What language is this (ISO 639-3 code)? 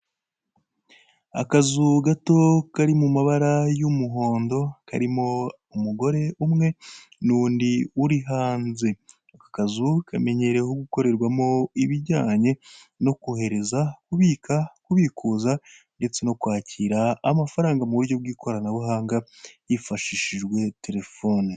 kin